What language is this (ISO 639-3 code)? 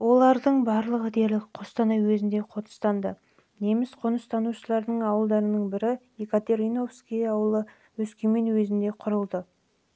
kaz